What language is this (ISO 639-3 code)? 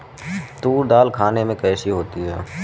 hin